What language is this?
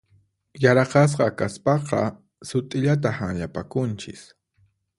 Puno Quechua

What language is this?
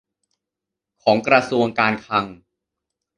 Thai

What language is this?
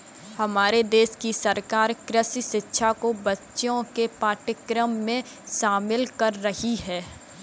Hindi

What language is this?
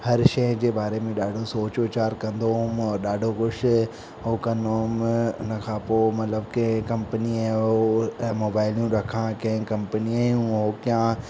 Sindhi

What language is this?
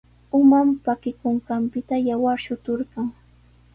Sihuas Ancash Quechua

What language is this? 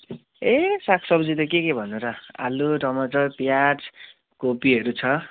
Nepali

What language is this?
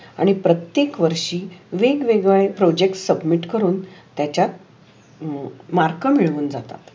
Marathi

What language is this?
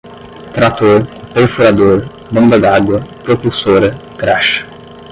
Portuguese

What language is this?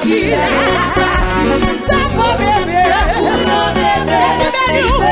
Indonesian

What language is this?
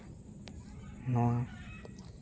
Santali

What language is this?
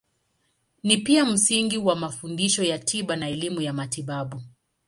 Swahili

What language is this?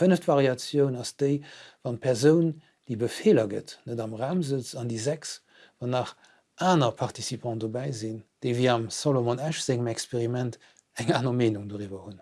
German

